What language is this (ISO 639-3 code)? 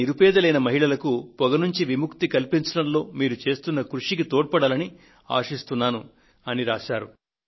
tel